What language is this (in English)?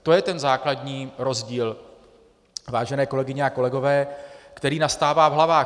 Czech